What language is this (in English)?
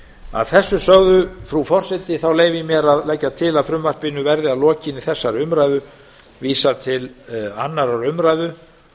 Icelandic